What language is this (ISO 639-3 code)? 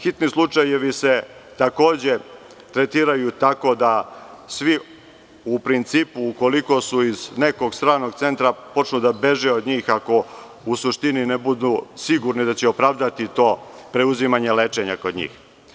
srp